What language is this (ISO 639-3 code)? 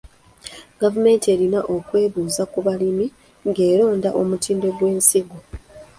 lug